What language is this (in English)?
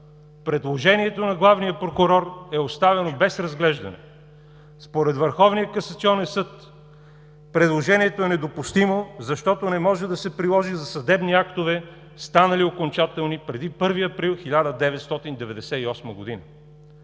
Bulgarian